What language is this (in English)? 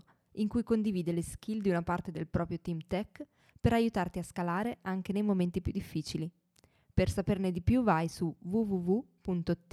Italian